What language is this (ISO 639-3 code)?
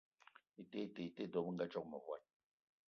eto